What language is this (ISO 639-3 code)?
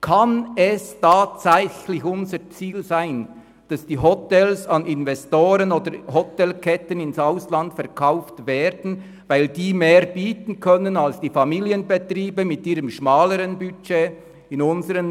gsw